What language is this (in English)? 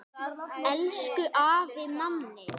Icelandic